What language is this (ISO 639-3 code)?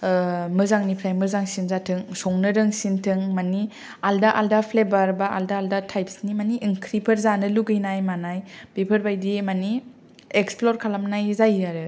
brx